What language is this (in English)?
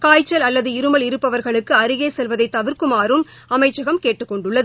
Tamil